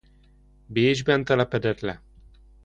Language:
Hungarian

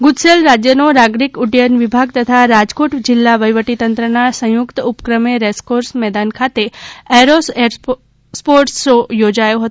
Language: Gujarati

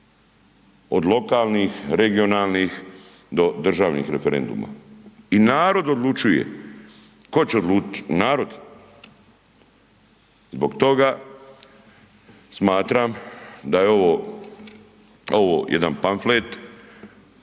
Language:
Croatian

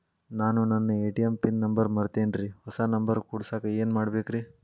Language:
Kannada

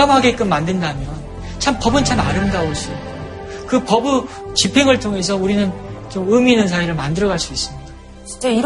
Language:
Korean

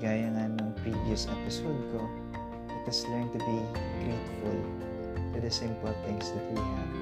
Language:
Filipino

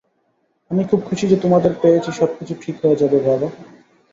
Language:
Bangla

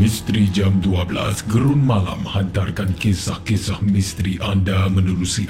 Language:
Malay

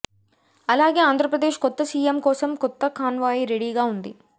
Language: Telugu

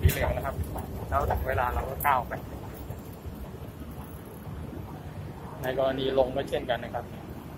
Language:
Thai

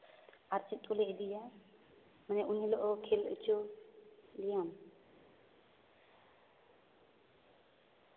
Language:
Santali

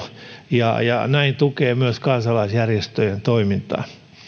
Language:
Finnish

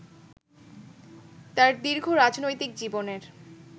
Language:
Bangla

